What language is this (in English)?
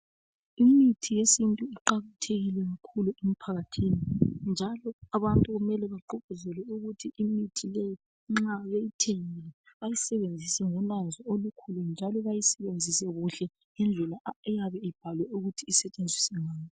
North Ndebele